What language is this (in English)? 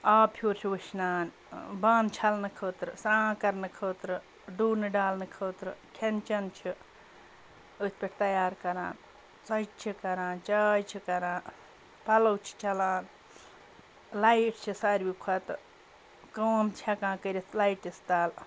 Kashmiri